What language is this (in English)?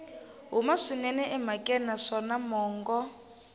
Tsonga